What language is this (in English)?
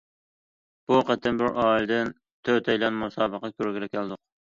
Uyghur